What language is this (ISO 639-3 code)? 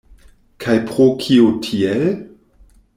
epo